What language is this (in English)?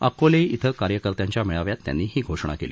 Marathi